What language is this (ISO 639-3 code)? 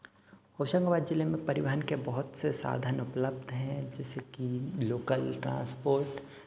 hin